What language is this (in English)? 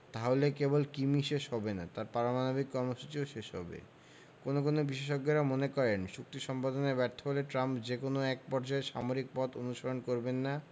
Bangla